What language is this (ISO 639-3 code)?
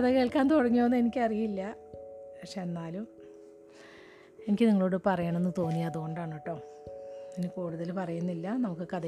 mal